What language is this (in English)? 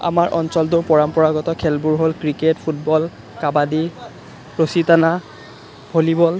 Assamese